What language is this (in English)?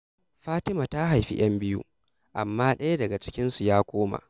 Hausa